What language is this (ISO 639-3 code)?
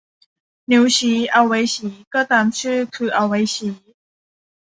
tha